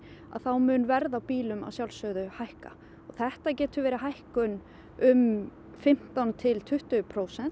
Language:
Icelandic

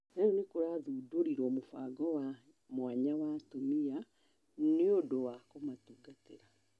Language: Kikuyu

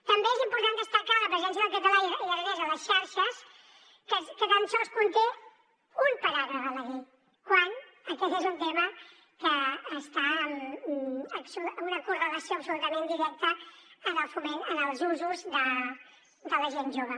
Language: Catalan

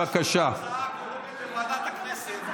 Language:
Hebrew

